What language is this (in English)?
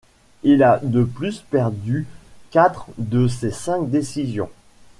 French